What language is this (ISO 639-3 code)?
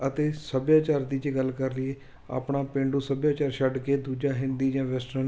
pan